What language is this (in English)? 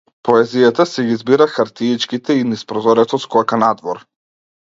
Macedonian